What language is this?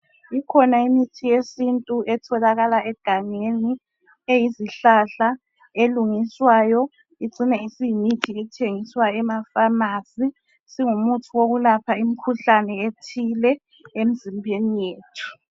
North Ndebele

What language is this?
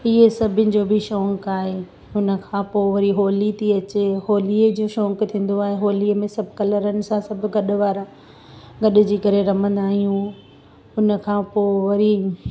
Sindhi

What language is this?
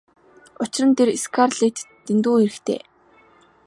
Mongolian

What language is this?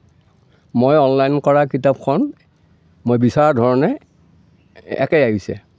Assamese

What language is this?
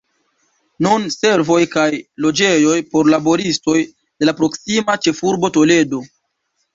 Esperanto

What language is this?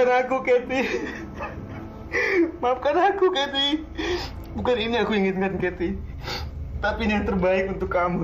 Indonesian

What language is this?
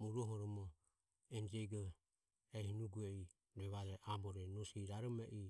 Ömie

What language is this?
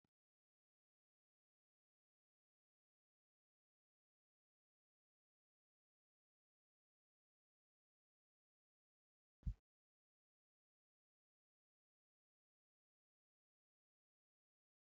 Oromo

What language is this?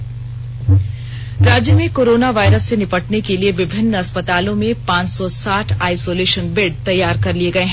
Hindi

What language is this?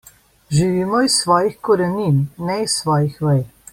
Slovenian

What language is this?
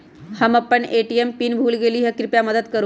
Magahi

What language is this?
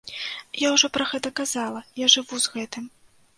Belarusian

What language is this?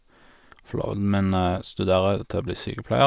Norwegian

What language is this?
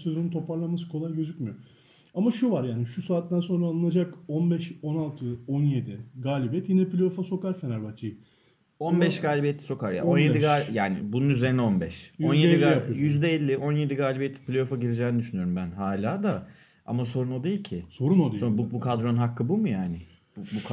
Turkish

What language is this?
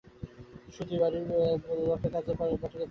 Bangla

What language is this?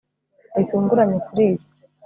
Kinyarwanda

